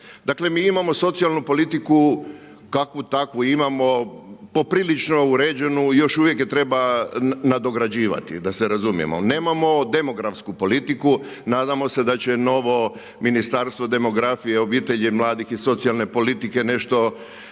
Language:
Croatian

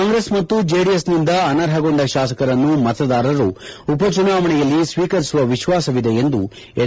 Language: Kannada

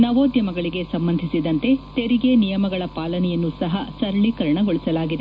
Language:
Kannada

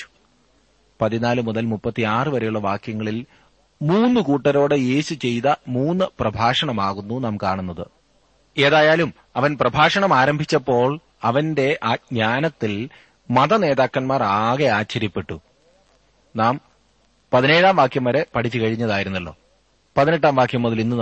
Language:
Malayalam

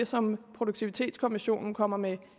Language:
Danish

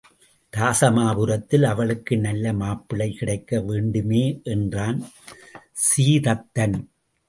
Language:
Tamil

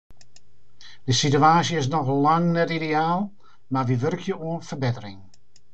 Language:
Western Frisian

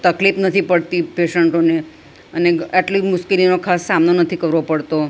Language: Gujarati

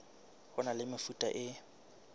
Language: Southern Sotho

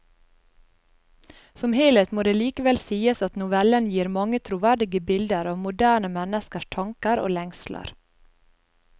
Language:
Norwegian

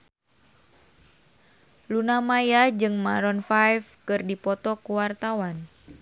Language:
Sundanese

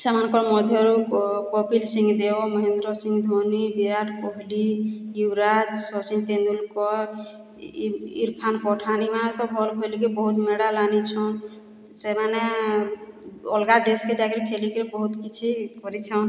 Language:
Odia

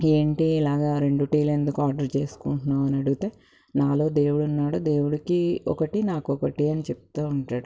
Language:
Telugu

